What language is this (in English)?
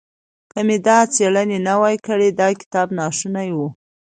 Pashto